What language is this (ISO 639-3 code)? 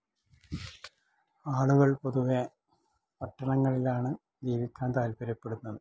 mal